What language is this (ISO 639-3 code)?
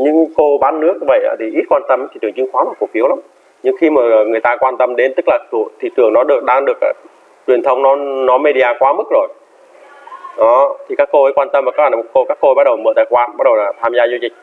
vie